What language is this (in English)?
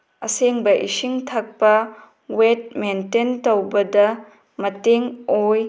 Manipuri